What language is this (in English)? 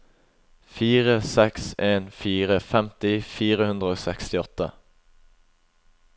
Norwegian